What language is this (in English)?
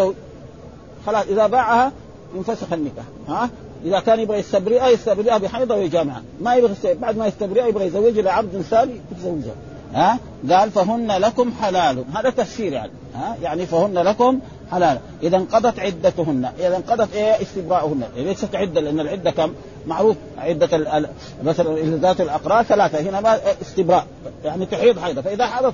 Arabic